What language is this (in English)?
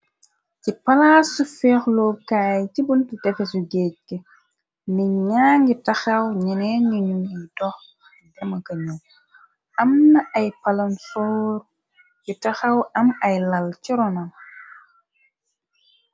Wolof